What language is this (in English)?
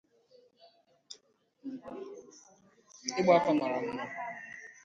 Igbo